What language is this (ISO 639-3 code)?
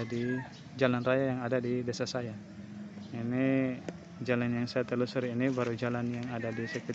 ind